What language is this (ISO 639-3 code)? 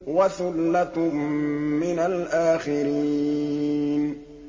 ara